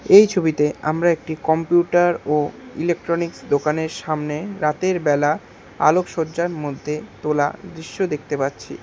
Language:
Bangla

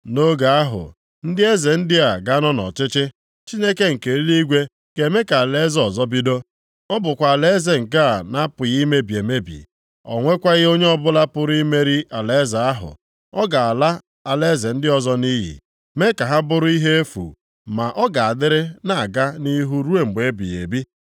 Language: Igbo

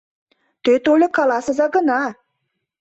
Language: Mari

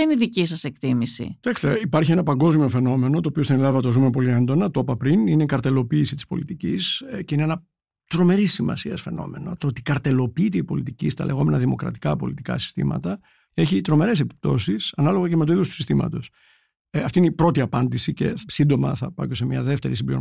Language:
Greek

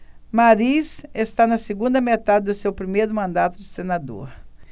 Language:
Portuguese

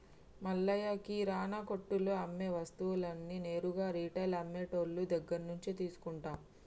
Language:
Telugu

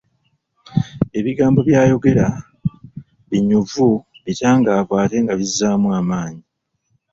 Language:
Ganda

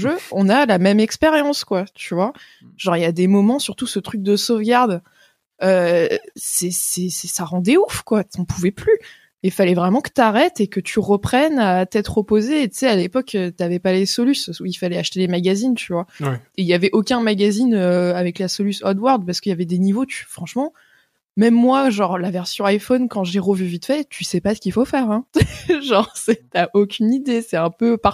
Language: French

